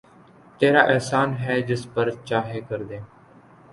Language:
Urdu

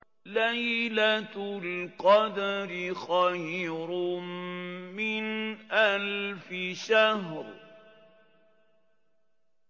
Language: Arabic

